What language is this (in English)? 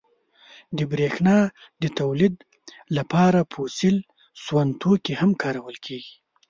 Pashto